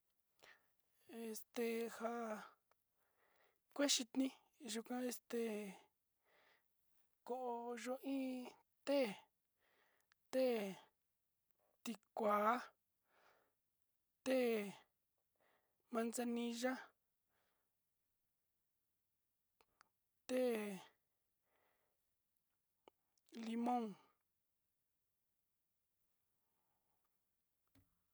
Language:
Sinicahua Mixtec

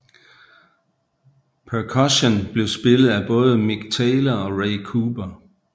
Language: Danish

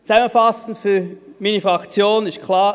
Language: Swiss German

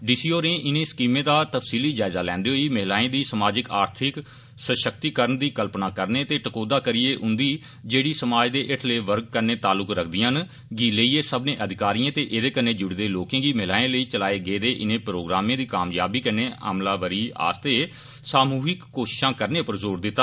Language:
Dogri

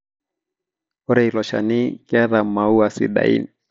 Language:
Masai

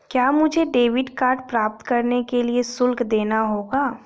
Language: Hindi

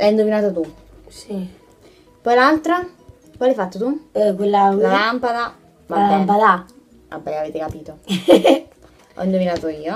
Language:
Italian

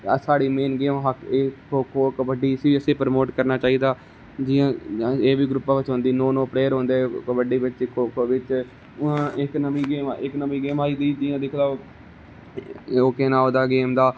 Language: Dogri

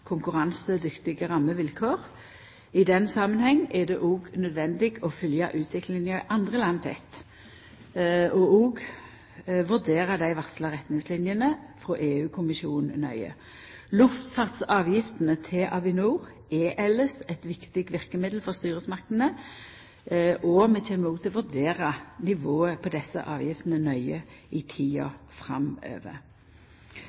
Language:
Norwegian Nynorsk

